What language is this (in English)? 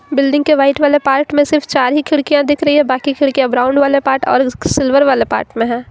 Hindi